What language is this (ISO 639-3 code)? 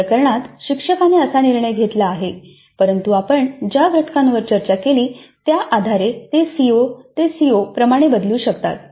mar